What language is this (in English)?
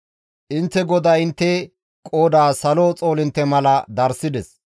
Gamo